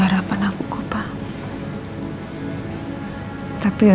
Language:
Indonesian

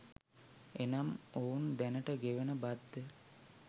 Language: Sinhala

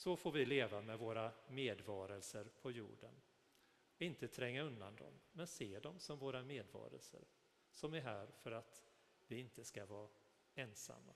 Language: Swedish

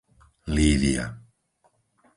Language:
Slovak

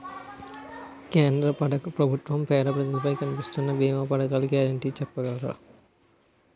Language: Telugu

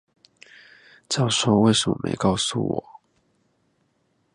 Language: Chinese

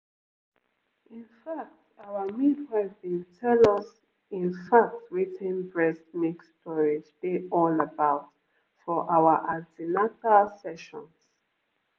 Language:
Nigerian Pidgin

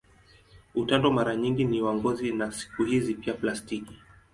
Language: Swahili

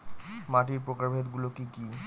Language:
Bangla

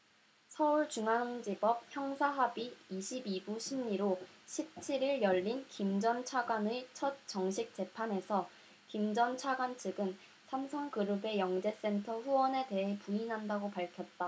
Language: Korean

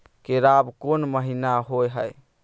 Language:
Maithili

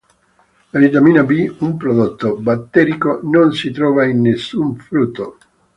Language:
Italian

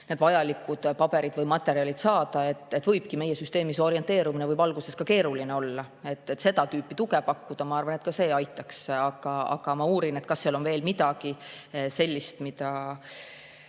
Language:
Estonian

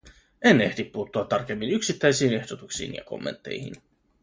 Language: Finnish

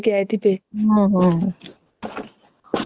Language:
Odia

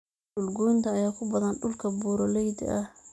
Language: Somali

